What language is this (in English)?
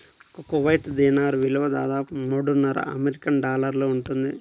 Telugu